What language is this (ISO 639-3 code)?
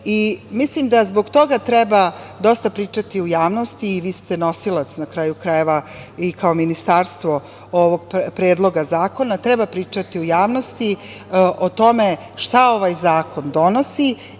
srp